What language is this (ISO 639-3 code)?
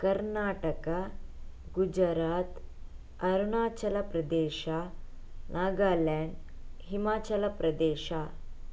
kan